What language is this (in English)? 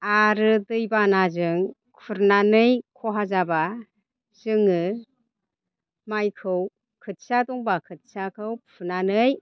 Bodo